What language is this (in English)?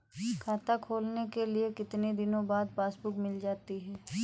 Hindi